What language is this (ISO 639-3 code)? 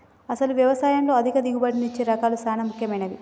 tel